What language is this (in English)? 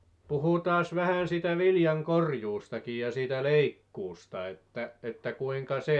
Finnish